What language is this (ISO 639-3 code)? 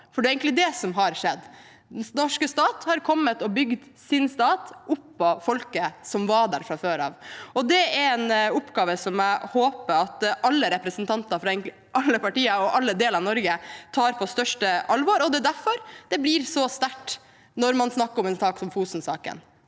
nor